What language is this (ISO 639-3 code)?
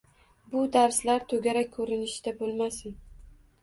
uzb